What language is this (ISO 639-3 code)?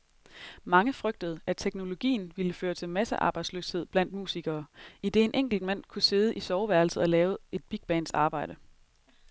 dan